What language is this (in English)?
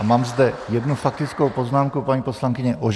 Czech